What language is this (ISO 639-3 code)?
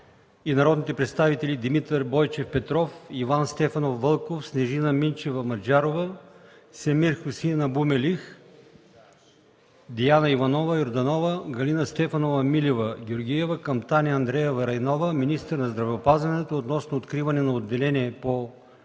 bul